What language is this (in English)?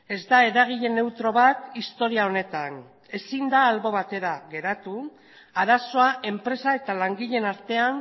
Basque